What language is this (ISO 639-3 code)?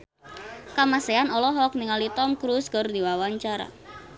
sun